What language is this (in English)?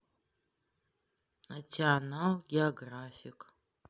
Russian